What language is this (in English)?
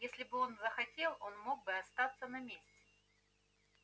Russian